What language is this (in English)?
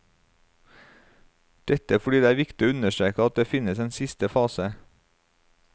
Norwegian